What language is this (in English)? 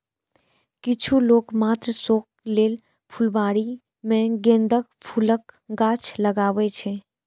Maithili